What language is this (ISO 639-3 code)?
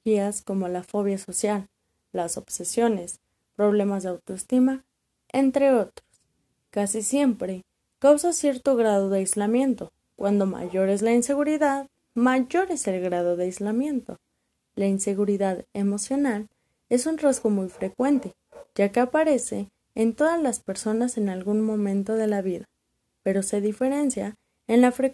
spa